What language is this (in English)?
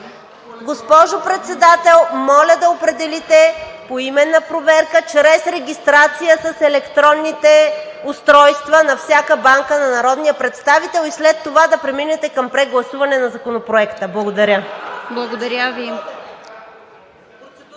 Bulgarian